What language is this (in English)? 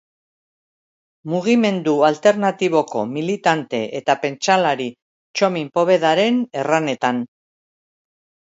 Basque